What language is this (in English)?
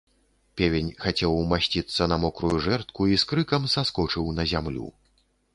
Belarusian